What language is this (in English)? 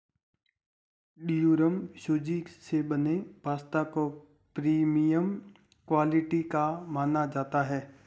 Hindi